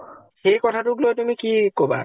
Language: Assamese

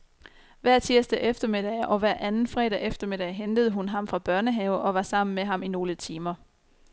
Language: Danish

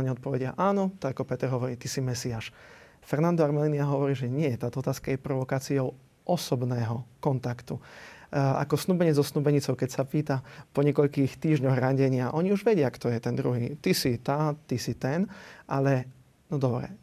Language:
Slovak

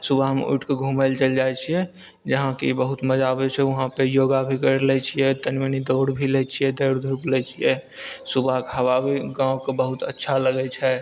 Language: Maithili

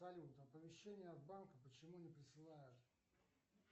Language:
Russian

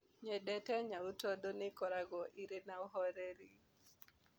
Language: Kikuyu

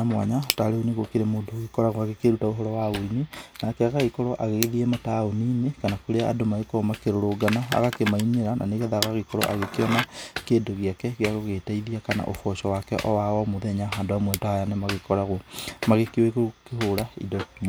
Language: Kikuyu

